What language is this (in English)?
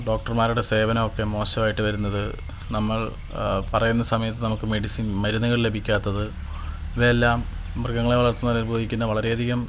Malayalam